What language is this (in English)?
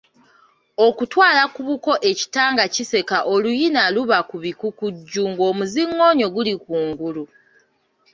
Ganda